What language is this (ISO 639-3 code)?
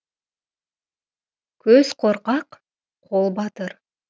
kaz